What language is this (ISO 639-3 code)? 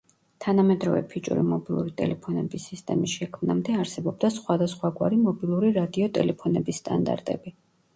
kat